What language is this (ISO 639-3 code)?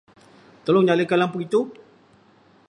msa